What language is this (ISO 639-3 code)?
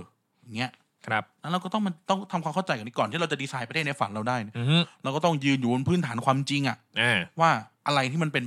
tha